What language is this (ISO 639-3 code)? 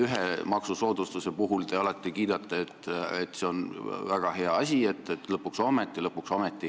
est